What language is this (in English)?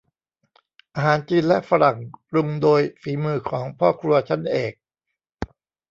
Thai